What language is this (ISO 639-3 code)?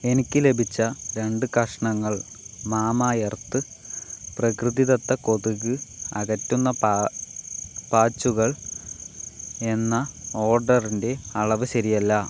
mal